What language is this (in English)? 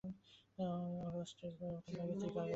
Bangla